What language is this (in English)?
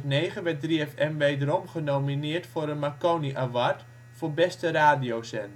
Dutch